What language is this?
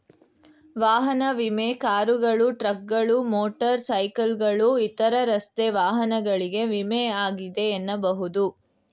Kannada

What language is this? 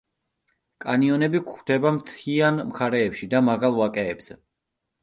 Georgian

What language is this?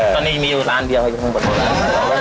Thai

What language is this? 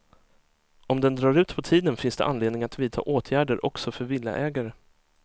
Swedish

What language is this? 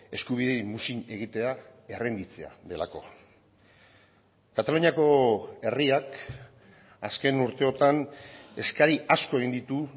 Basque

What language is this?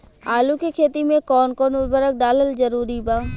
Bhojpuri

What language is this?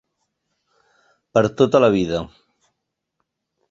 Catalan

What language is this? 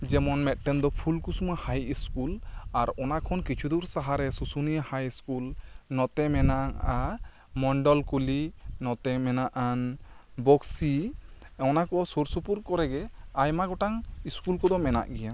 Santali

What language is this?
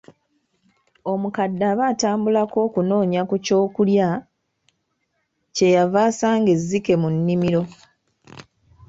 Ganda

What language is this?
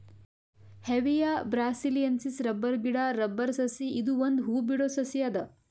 Kannada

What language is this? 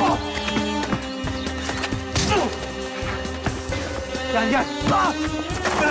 Turkish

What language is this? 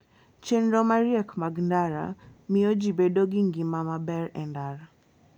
Luo (Kenya and Tanzania)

